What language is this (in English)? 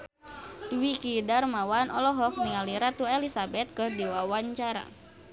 Sundanese